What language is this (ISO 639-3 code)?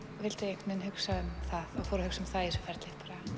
isl